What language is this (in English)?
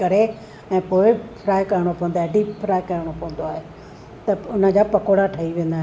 Sindhi